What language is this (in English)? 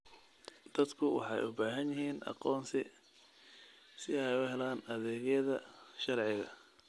Somali